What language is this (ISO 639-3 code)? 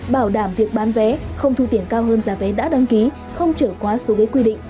vie